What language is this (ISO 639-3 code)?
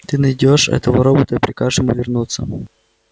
rus